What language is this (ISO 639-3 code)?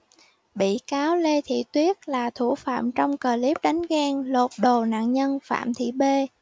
vie